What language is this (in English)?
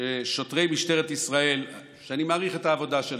Hebrew